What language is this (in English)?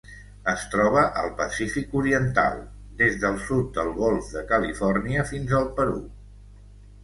Catalan